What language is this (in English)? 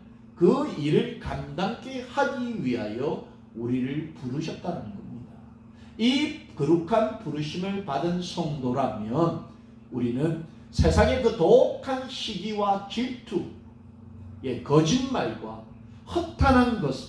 Korean